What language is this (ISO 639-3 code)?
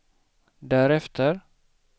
swe